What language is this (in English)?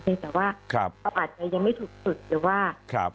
Thai